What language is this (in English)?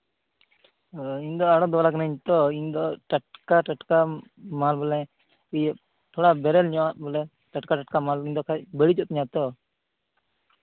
Santali